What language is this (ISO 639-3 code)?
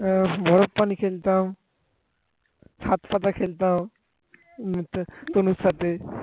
ben